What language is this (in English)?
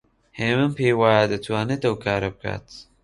Central Kurdish